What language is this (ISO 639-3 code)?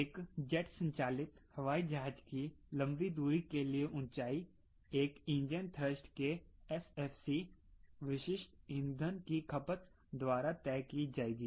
hin